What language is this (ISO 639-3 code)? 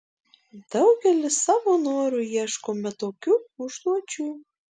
lit